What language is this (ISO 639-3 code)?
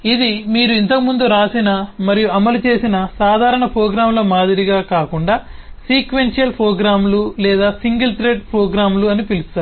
tel